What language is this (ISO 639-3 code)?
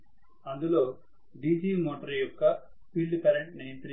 tel